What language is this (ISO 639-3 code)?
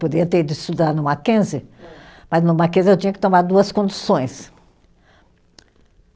por